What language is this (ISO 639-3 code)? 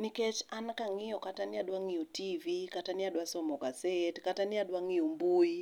luo